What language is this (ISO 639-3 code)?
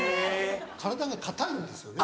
jpn